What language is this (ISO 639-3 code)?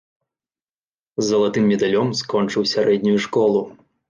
bel